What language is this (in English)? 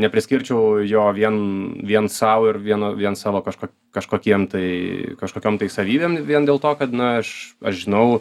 Lithuanian